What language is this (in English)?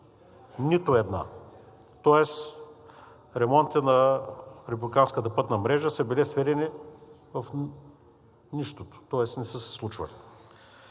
Bulgarian